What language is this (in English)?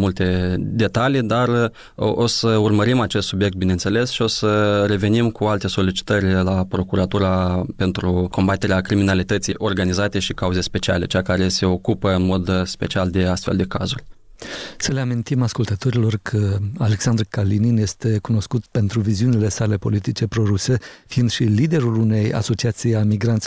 Romanian